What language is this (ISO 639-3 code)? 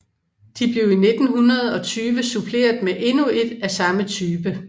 dan